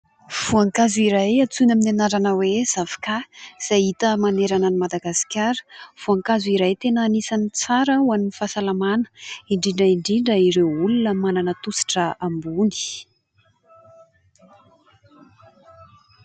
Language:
Malagasy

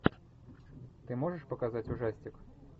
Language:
Russian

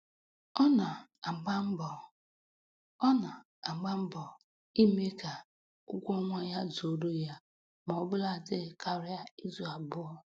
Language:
Igbo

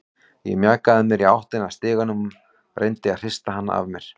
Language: Icelandic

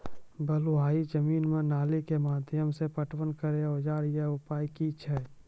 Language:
Maithili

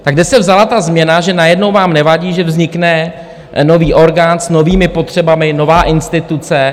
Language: Czech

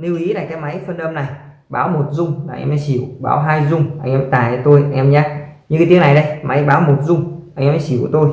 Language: Vietnamese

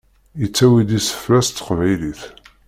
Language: Kabyle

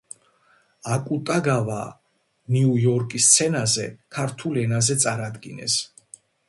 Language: Georgian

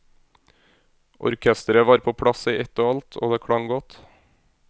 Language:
Norwegian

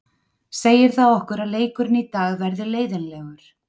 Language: Icelandic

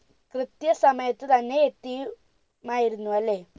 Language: Malayalam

